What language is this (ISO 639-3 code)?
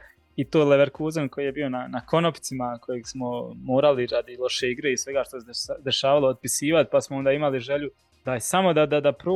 hrv